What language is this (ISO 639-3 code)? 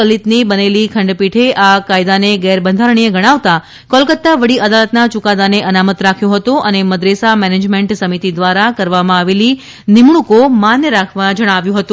guj